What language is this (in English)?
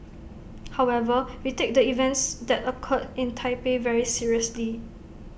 English